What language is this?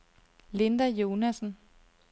Danish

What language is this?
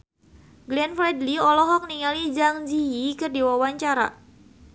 Sundanese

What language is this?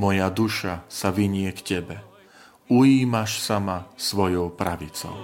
Slovak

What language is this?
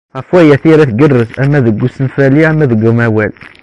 Kabyle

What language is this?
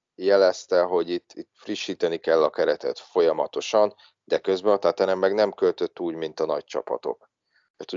Hungarian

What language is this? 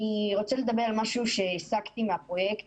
Hebrew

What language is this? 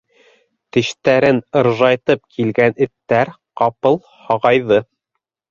Bashkir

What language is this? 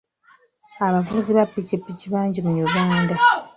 Ganda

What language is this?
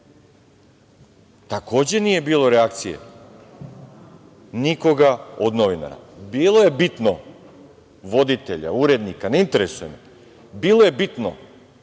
Serbian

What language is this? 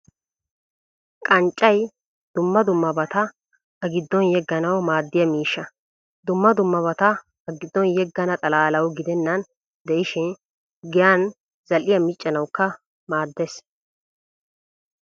Wolaytta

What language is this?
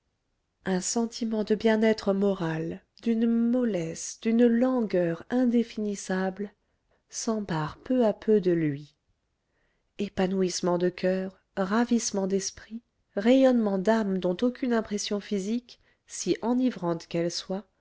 French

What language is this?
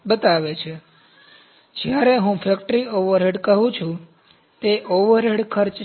Gujarati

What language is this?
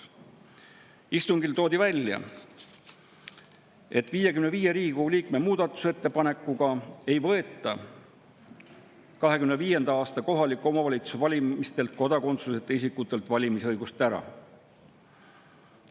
Estonian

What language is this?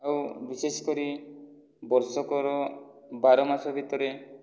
Odia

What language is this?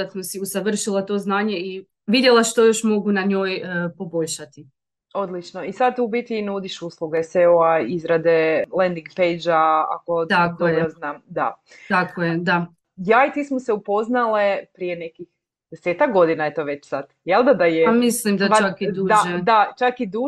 Croatian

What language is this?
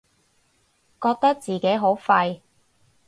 Cantonese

